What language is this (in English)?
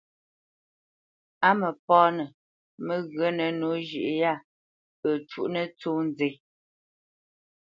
Bamenyam